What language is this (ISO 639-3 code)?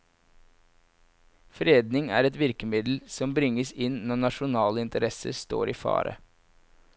nor